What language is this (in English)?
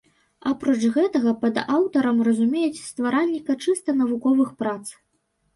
Belarusian